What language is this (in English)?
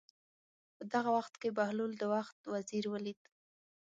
Pashto